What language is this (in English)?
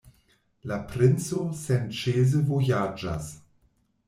Esperanto